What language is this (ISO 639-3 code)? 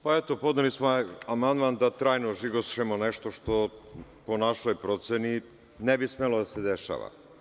srp